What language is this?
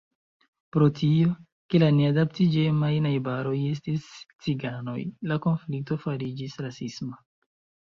Esperanto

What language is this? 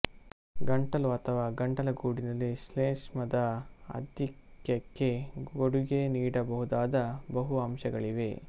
Kannada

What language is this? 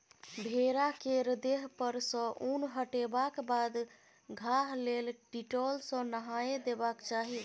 Maithili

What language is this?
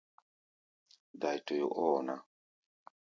Gbaya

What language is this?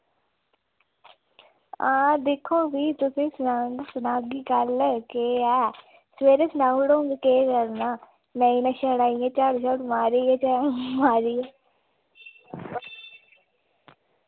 Dogri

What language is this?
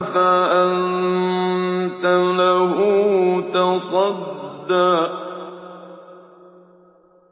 Arabic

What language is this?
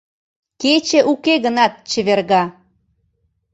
Mari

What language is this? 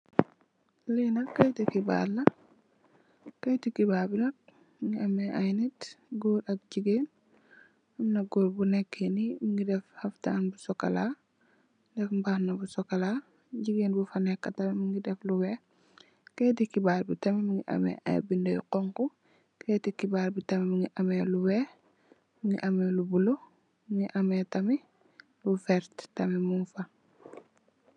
Wolof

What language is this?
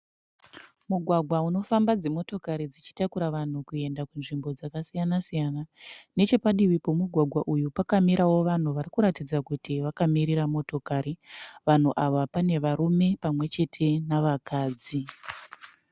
Shona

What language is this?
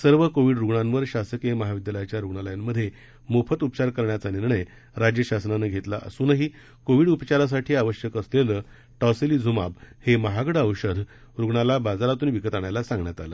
Marathi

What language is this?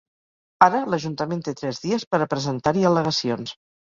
Catalan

